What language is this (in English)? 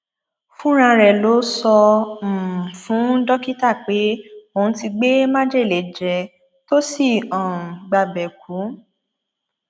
Yoruba